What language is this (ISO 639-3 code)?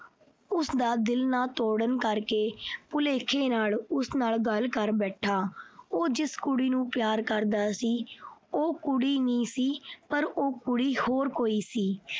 pan